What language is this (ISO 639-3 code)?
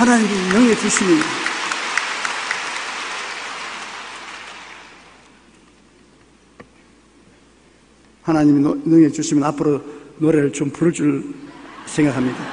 kor